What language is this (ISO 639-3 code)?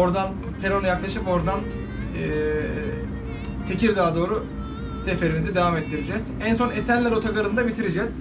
tur